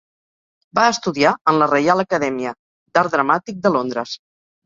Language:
Catalan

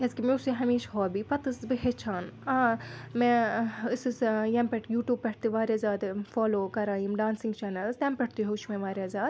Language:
Kashmiri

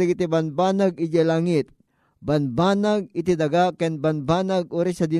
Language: Filipino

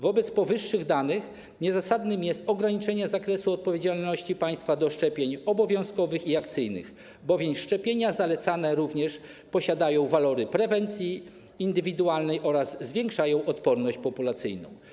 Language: Polish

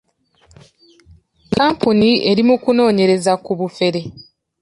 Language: Ganda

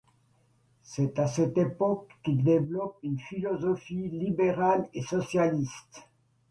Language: French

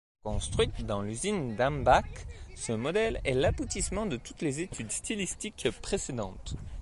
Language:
French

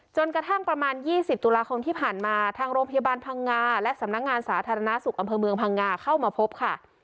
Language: Thai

